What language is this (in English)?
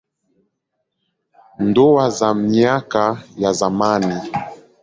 Swahili